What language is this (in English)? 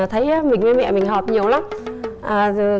Vietnamese